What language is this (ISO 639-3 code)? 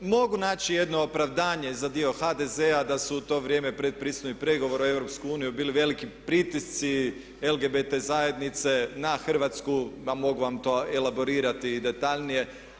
hrv